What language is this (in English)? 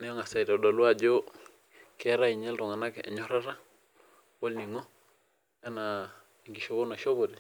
Masai